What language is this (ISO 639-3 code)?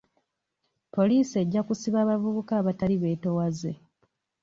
lug